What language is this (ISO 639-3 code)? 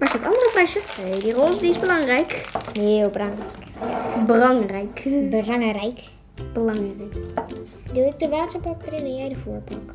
nld